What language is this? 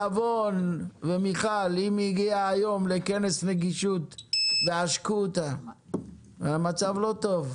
Hebrew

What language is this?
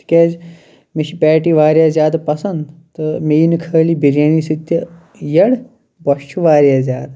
Kashmiri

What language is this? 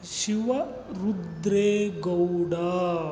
Kannada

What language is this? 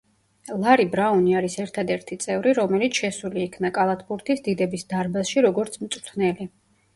Georgian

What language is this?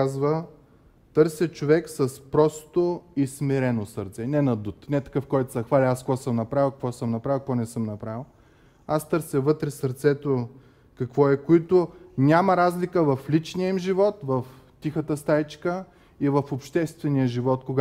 Bulgarian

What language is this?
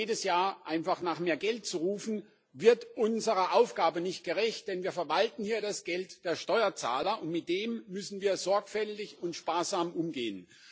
German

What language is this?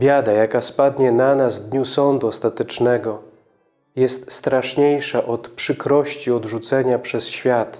Polish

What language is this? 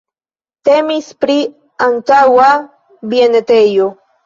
Esperanto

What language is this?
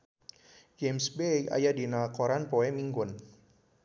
Sundanese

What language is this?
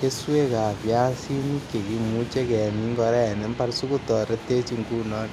Kalenjin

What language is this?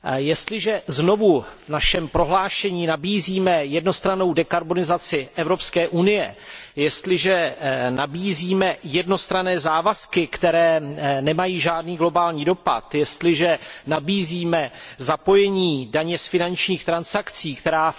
Czech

